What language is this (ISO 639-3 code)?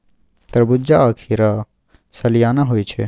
mai